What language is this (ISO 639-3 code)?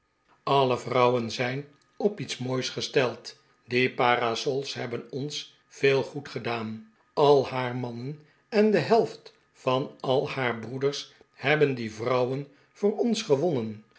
nld